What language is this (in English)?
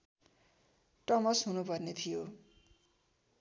Nepali